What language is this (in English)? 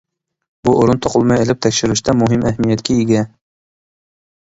Uyghur